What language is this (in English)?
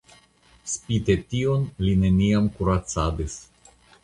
Esperanto